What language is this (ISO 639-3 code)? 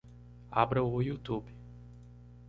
por